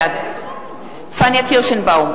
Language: Hebrew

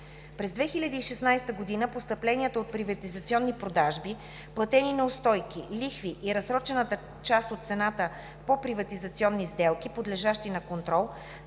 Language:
Bulgarian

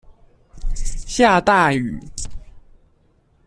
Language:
Chinese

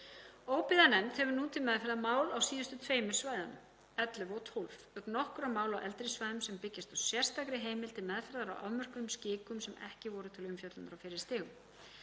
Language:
Icelandic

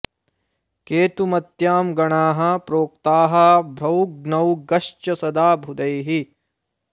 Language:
Sanskrit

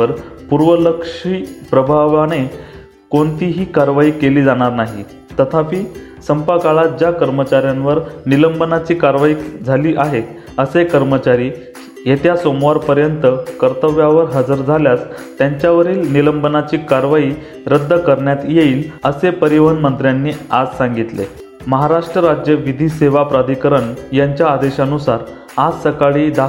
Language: Marathi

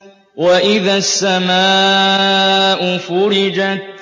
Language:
Arabic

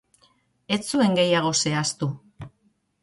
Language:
Basque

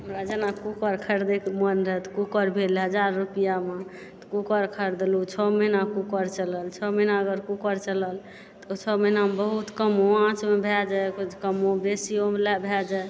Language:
Maithili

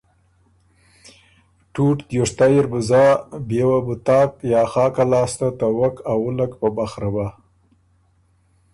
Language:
Ormuri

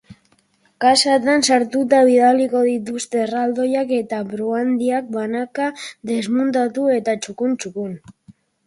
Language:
Basque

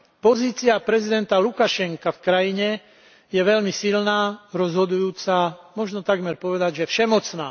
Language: Slovak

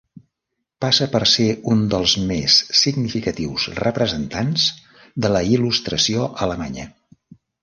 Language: Catalan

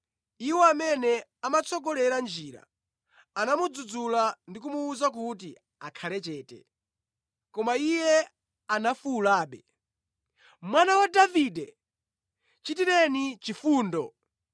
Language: Nyanja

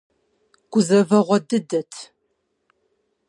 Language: Kabardian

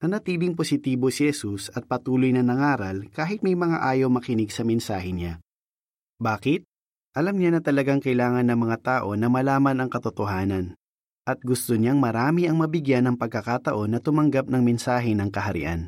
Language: Filipino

